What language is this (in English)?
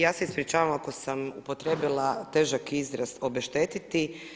Croatian